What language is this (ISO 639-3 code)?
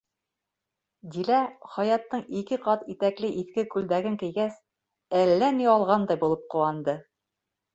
bak